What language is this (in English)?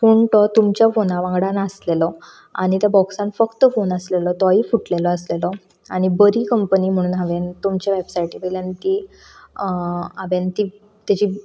Konkani